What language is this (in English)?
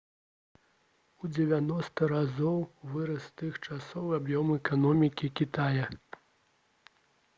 Belarusian